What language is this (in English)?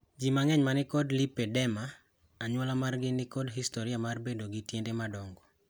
Luo (Kenya and Tanzania)